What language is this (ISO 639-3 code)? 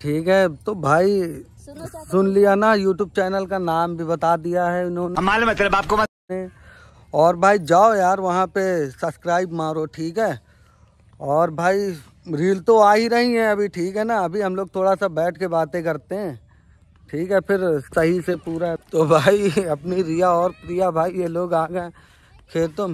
hin